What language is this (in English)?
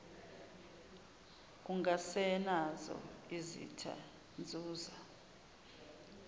Zulu